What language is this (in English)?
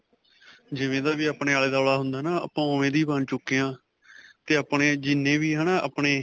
Punjabi